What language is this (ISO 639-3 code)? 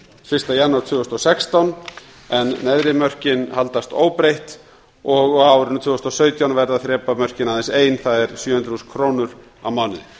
isl